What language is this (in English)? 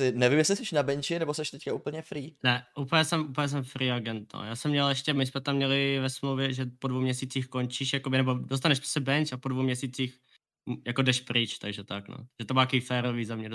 Czech